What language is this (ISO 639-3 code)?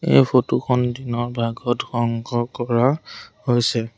asm